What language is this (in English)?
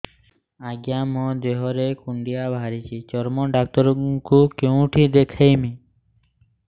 Odia